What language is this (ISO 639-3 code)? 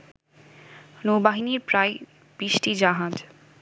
ben